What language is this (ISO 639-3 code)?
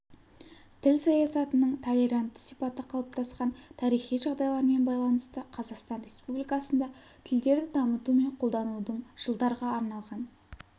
kaz